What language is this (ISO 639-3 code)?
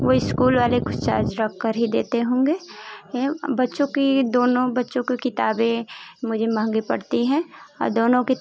hin